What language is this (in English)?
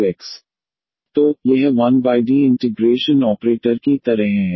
Hindi